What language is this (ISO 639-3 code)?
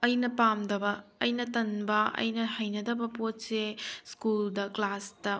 mni